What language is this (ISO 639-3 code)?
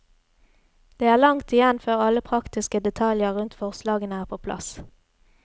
nor